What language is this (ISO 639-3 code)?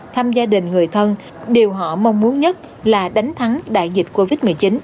vie